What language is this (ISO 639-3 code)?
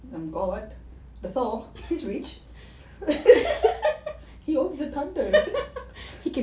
eng